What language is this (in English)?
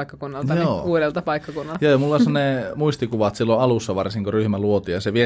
Finnish